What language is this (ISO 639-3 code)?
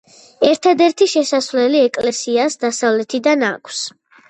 kat